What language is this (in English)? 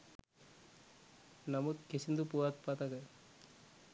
Sinhala